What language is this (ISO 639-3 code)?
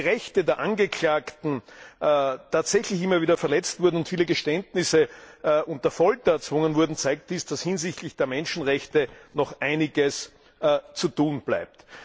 deu